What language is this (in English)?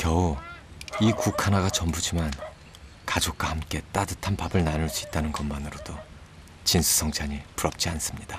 Korean